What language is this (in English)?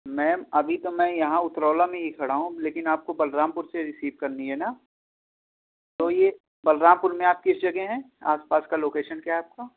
Urdu